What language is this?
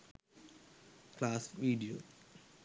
Sinhala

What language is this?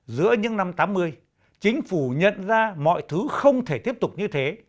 Vietnamese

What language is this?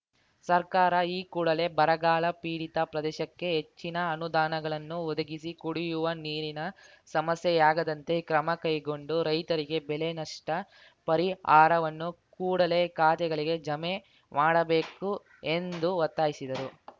Kannada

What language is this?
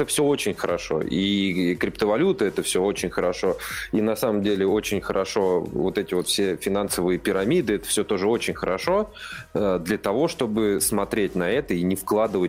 Russian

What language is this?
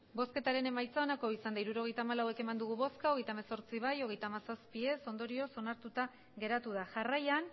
Basque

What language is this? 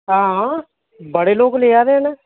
Dogri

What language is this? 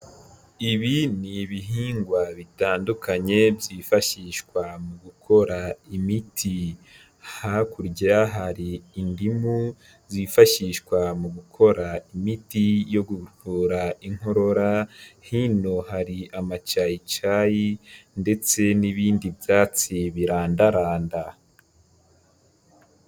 Kinyarwanda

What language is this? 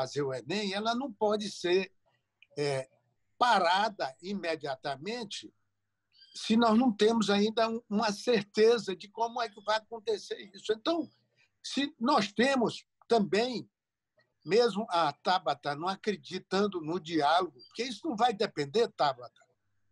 Portuguese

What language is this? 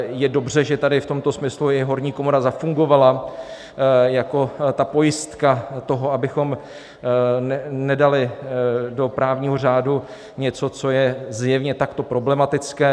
Czech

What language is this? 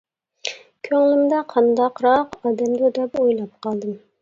Uyghur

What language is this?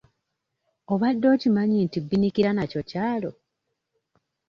Ganda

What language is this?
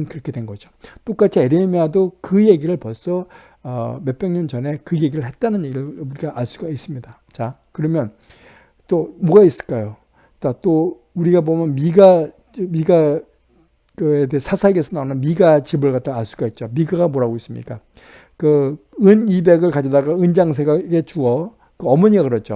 Korean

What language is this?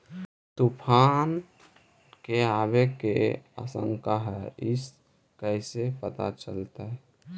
Magahi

